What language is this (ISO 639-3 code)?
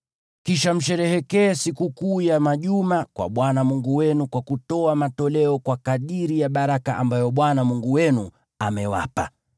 swa